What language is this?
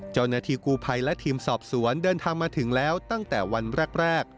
Thai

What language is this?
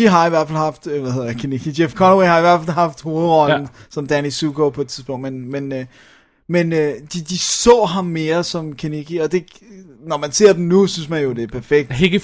Danish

